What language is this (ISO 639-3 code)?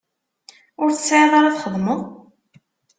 kab